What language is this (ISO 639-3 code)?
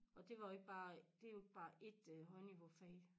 dan